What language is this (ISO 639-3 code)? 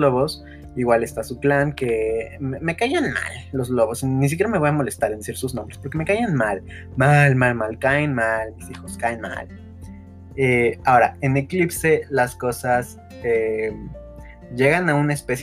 spa